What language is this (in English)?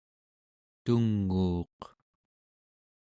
Central Yupik